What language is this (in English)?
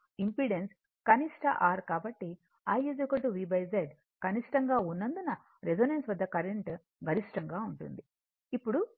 Telugu